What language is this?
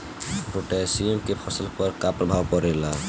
Bhojpuri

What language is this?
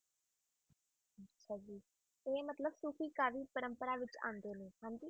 Punjabi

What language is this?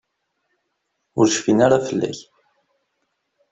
Kabyle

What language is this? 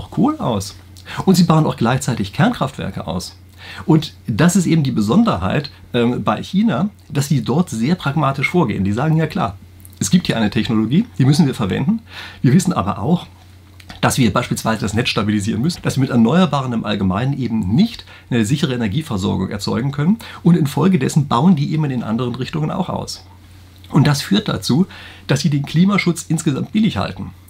German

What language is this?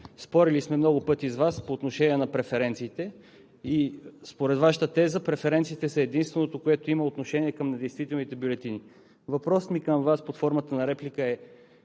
Bulgarian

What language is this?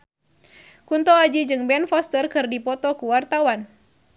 Sundanese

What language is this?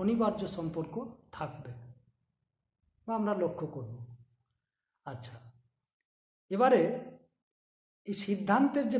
Hindi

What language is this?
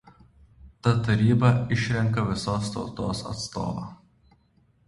Lithuanian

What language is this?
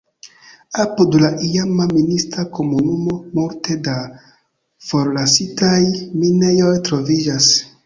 Esperanto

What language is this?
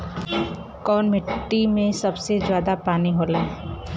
Bhojpuri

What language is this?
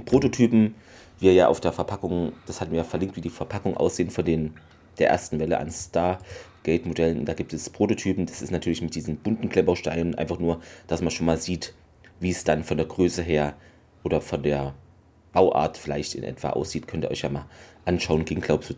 German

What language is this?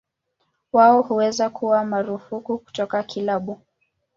Swahili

